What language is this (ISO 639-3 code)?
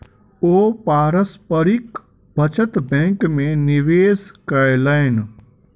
mai